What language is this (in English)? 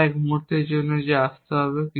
Bangla